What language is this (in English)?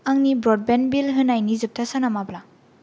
Bodo